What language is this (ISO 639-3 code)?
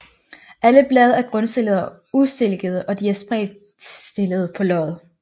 dan